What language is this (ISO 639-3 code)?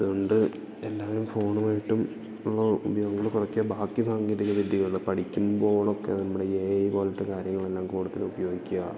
mal